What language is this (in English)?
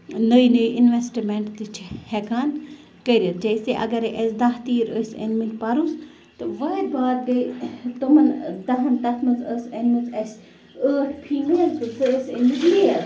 Kashmiri